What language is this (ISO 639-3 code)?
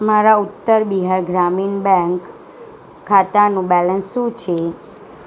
guj